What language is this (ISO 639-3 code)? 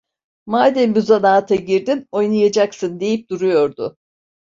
tur